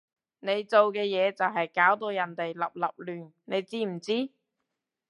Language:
Cantonese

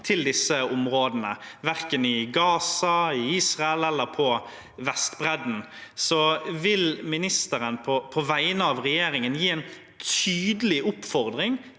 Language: Norwegian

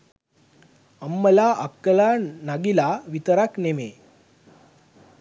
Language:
Sinhala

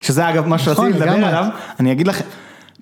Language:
Hebrew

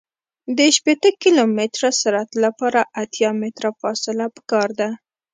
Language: Pashto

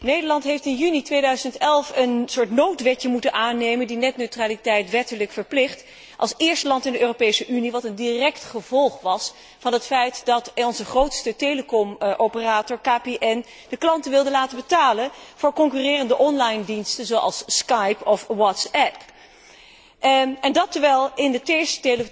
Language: Dutch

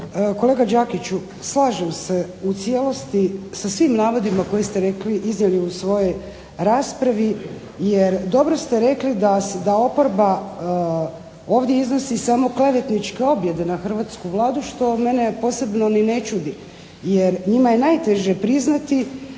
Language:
Croatian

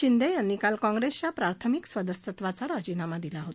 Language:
Marathi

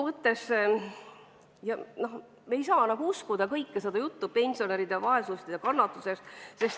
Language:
Estonian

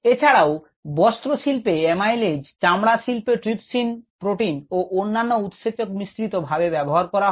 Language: Bangla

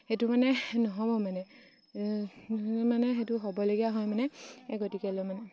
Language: Assamese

